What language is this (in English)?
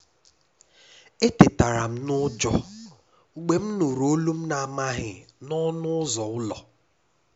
Igbo